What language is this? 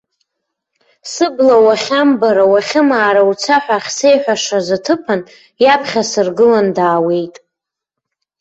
Abkhazian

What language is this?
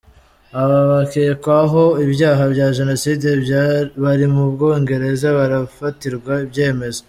Kinyarwanda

